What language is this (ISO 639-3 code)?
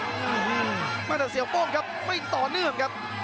tha